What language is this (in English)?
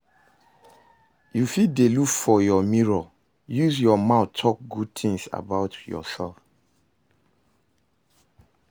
Nigerian Pidgin